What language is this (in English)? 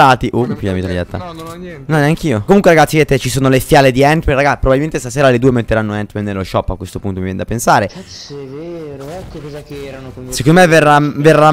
Italian